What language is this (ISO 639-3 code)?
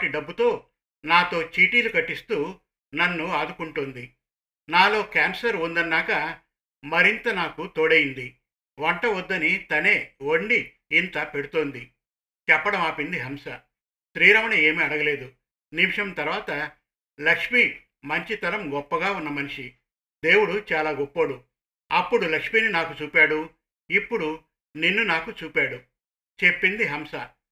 tel